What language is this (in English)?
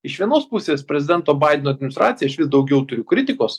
Lithuanian